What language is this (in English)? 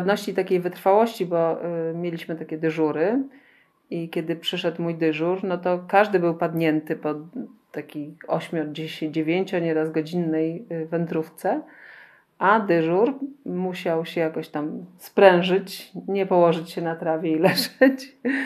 Polish